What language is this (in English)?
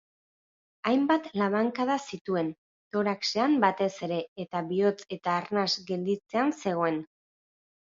Basque